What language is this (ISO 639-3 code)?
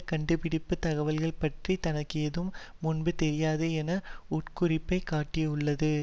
tam